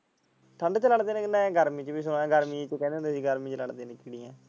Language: Punjabi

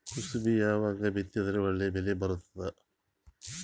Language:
Kannada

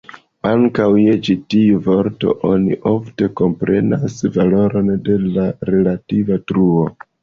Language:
Esperanto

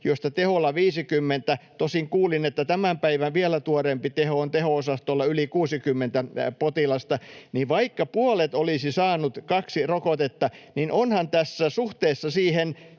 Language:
Finnish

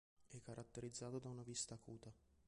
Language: Italian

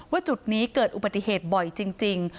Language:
Thai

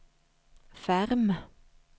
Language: Swedish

